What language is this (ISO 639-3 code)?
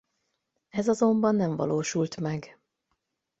hun